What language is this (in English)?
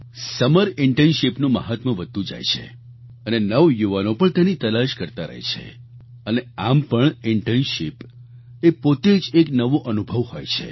Gujarati